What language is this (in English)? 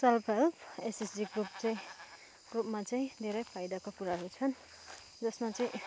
Nepali